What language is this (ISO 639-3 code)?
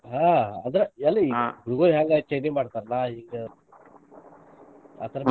kan